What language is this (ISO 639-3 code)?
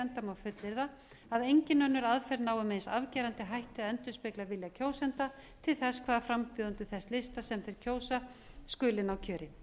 isl